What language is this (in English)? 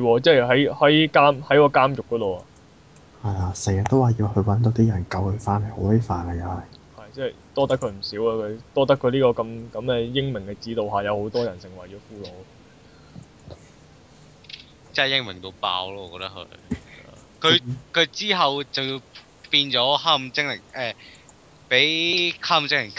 Chinese